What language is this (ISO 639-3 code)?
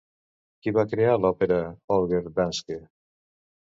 cat